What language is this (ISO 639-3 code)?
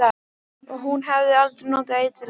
isl